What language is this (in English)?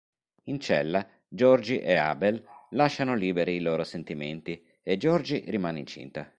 Italian